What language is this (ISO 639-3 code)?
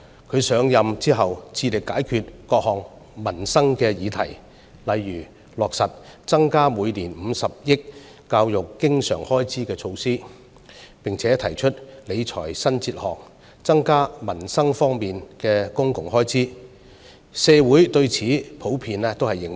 yue